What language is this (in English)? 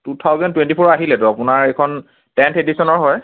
Assamese